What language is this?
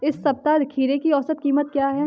Hindi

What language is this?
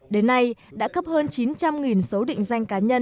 Vietnamese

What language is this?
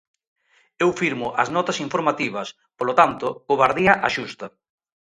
Galician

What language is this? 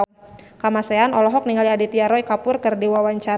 Sundanese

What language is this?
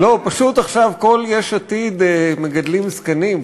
Hebrew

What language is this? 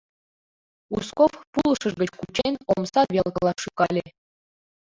Mari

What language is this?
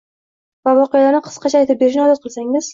Uzbek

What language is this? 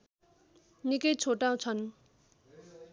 Nepali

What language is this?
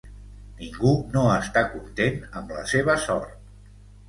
Catalan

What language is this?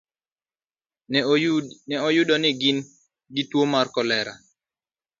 Luo (Kenya and Tanzania)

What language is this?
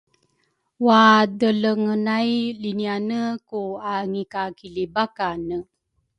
Rukai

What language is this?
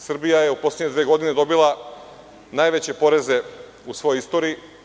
Serbian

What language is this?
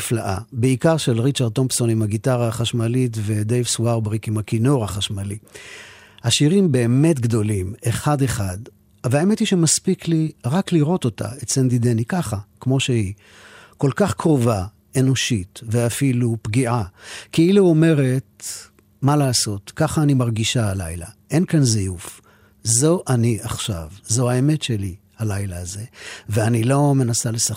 Hebrew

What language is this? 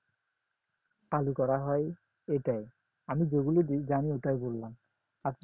Bangla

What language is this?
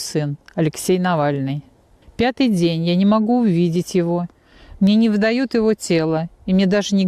Russian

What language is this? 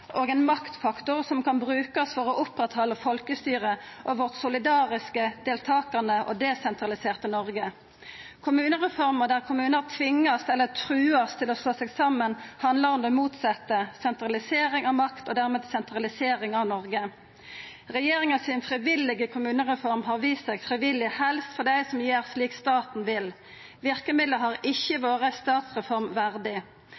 Norwegian Nynorsk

